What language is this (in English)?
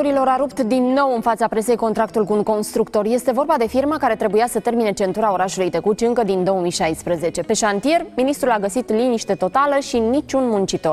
Romanian